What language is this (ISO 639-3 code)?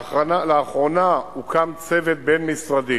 heb